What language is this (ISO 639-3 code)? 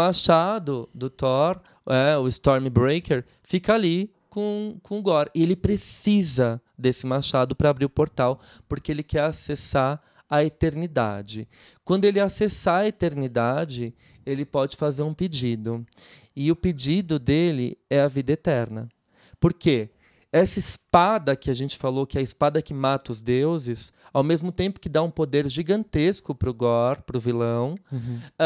por